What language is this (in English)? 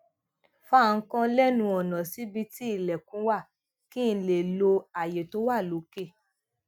Yoruba